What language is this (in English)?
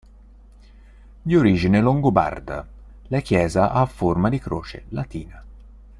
Italian